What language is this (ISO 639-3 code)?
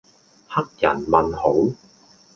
yue